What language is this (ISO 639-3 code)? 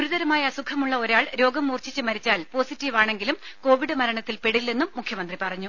mal